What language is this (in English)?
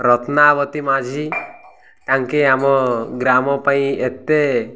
Odia